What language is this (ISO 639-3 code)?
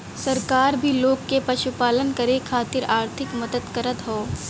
bho